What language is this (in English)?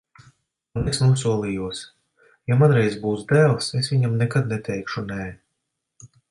Latvian